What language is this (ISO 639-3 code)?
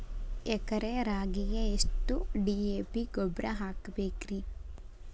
kan